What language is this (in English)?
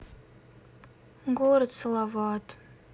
Russian